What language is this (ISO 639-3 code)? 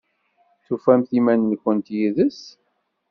kab